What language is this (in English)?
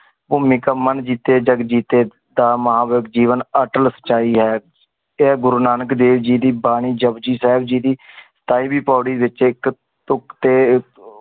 Punjabi